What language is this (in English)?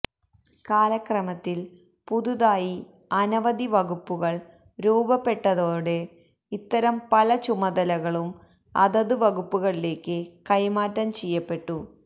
Malayalam